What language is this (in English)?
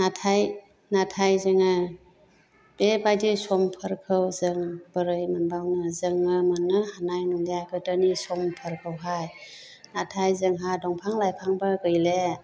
Bodo